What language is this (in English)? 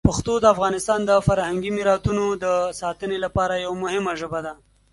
Pashto